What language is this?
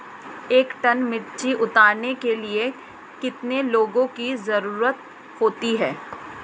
Hindi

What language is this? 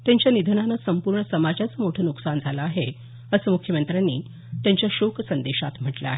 Marathi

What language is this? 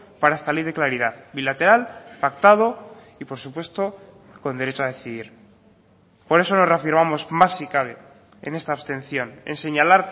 Spanish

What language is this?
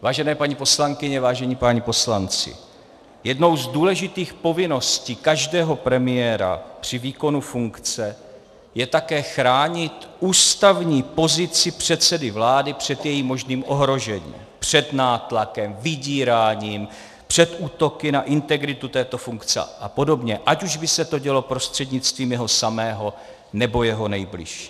Czech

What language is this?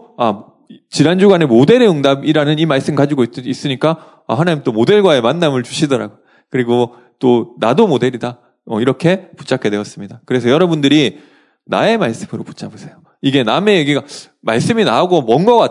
Korean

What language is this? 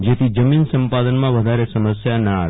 Gujarati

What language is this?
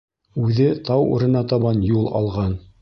Bashkir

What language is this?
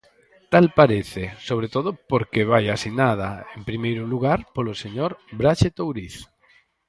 Galician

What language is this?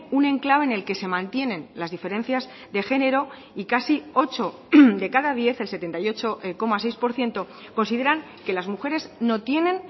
Spanish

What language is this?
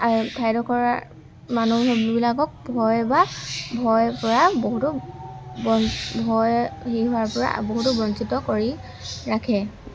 Assamese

